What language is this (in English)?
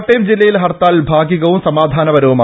Malayalam